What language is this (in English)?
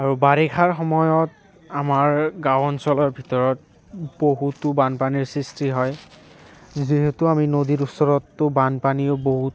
Assamese